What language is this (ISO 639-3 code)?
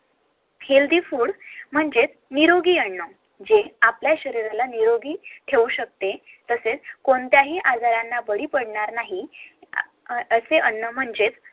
mar